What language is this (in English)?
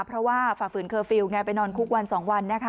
Thai